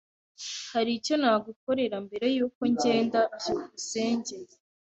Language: Kinyarwanda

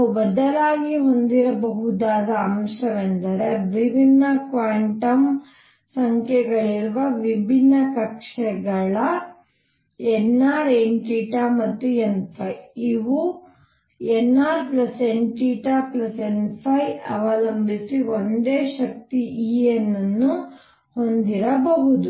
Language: Kannada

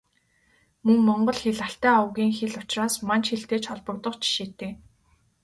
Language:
Mongolian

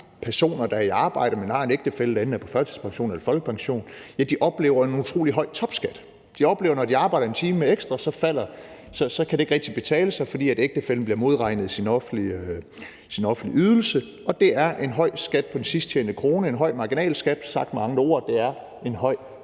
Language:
Danish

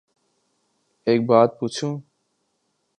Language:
Urdu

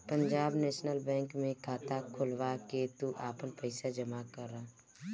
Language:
Bhojpuri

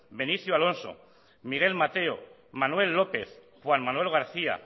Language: Basque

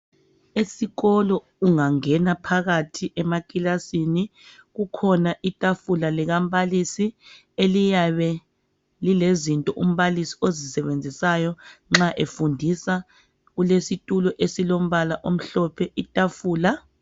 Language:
North Ndebele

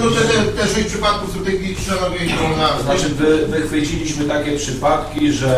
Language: Polish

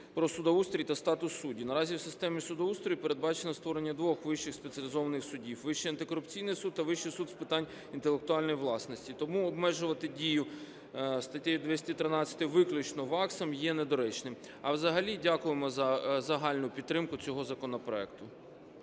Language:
Ukrainian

